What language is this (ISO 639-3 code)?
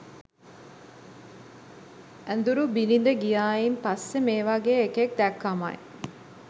sin